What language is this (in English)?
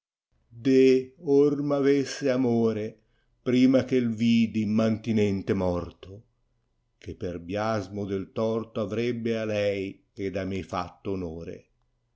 Italian